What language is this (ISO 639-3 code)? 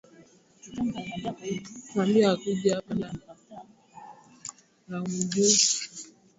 swa